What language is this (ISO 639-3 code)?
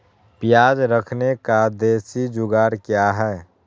mag